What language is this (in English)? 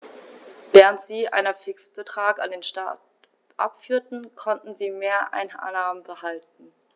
German